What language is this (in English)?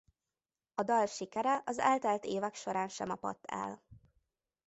Hungarian